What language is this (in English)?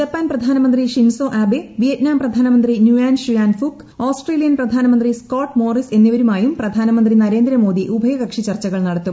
Malayalam